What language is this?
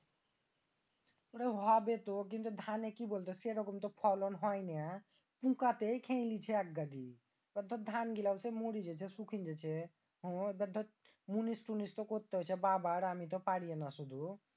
Bangla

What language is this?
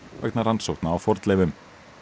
Icelandic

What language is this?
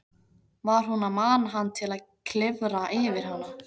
Icelandic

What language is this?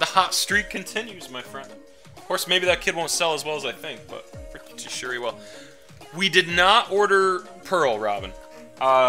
English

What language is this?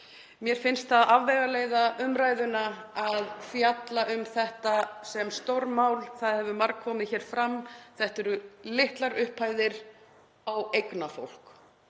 Icelandic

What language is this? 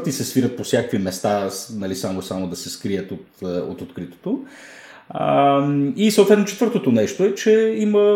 Bulgarian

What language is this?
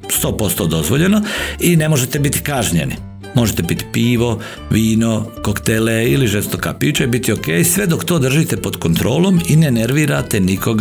Croatian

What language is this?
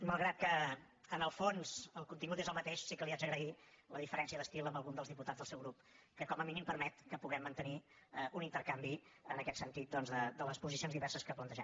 Catalan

